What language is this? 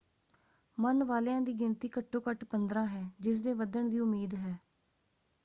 Punjabi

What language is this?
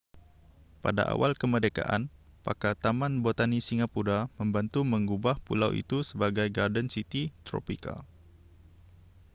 Malay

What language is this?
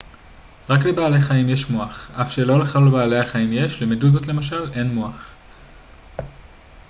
Hebrew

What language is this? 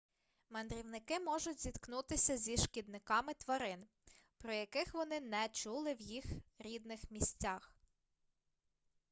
Ukrainian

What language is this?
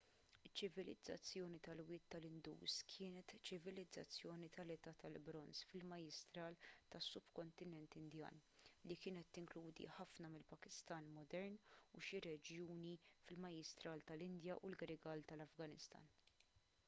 Maltese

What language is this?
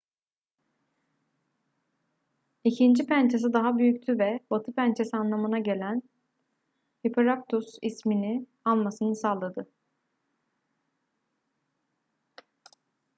Turkish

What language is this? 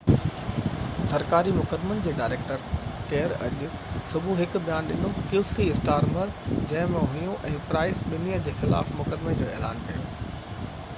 Sindhi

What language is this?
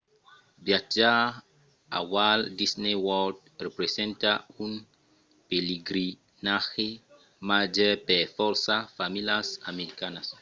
Occitan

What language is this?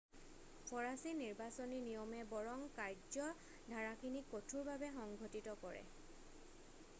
Assamese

